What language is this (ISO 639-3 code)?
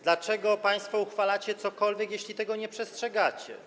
pol